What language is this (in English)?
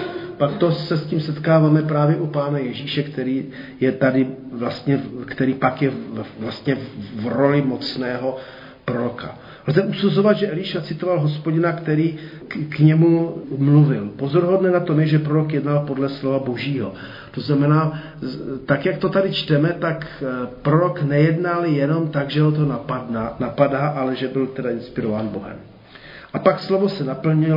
Czech